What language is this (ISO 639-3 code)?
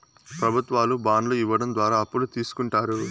tel